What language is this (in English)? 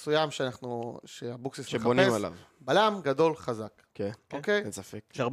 Hebrew